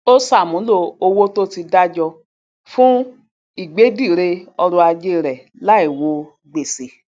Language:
Yoruba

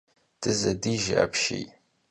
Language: Kabardian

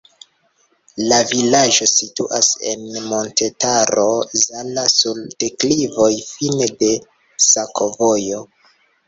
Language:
Esperanto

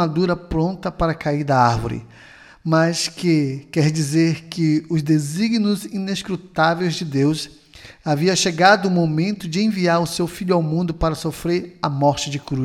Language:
Portuguese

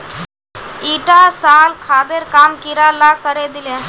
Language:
Magahi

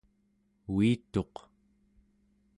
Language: Central Yupik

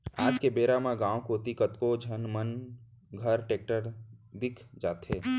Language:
Chhattisgarhi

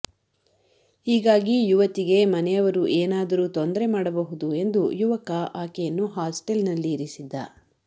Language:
Kannada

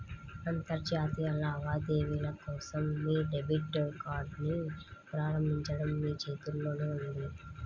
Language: Telugu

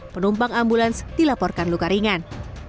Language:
Indonesian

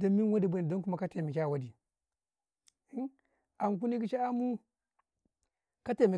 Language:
Karekare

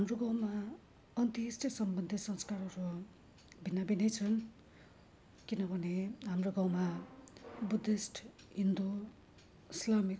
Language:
Nepali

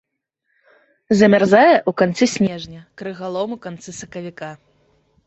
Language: Belarusian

